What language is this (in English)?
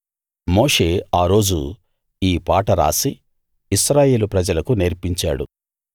Telugu